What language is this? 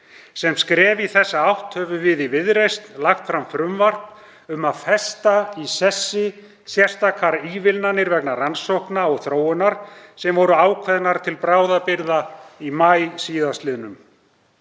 Icelandic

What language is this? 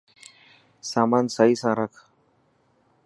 Dhatki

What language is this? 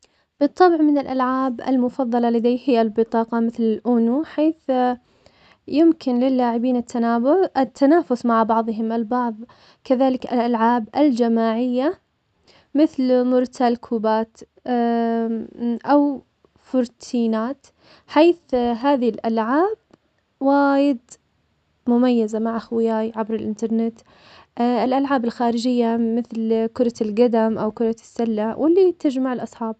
Omani Arabic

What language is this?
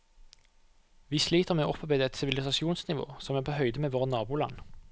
Norwegian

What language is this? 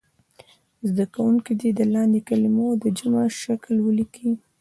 Pashto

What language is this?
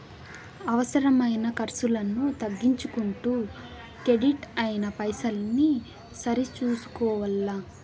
Telugu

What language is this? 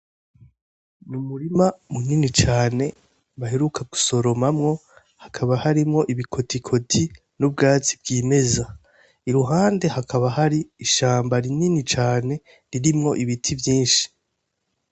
Rundi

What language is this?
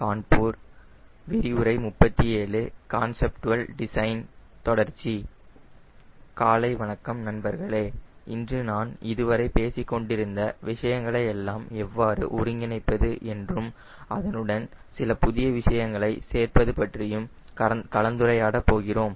Tamil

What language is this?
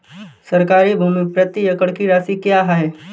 Hindi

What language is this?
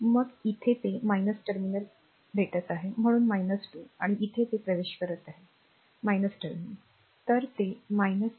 Marathi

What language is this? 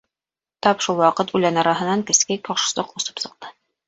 Bashkir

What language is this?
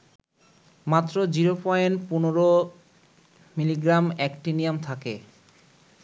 Bangla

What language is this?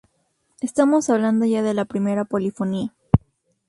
Spanish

